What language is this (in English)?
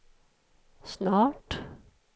Swedish